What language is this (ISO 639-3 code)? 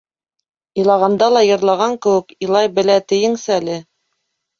bak